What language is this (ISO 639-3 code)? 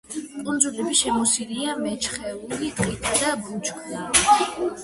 kat